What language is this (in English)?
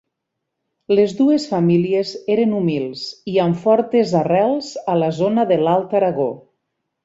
Catalan